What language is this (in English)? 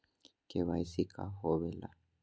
Magahi